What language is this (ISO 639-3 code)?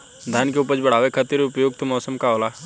bho